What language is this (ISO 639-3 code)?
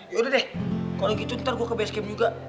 ind